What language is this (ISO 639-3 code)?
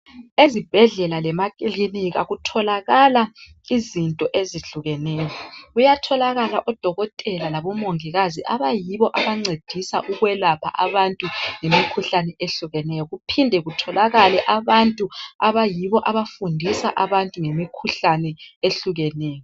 nde